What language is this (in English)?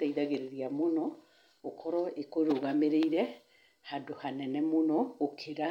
Kikuyu